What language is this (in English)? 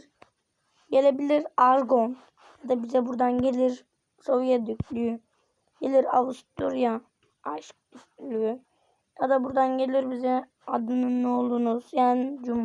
Turkish